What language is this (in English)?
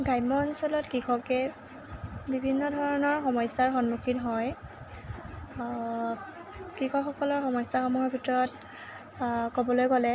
Assamese